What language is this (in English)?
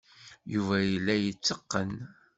Kabyle